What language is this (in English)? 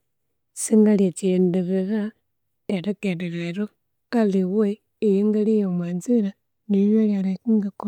Konzo